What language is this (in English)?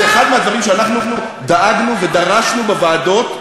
Hebrew